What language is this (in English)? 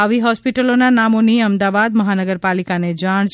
Gujarati